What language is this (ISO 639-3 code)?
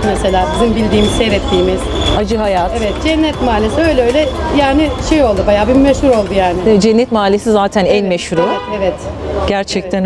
tur